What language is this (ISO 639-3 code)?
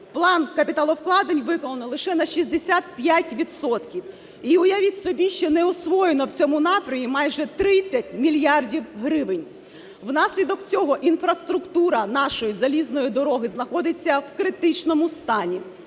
ukr